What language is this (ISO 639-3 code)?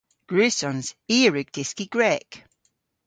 cor